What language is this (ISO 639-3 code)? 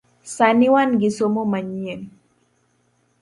luo